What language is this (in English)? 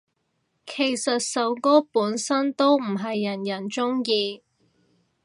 Cantonese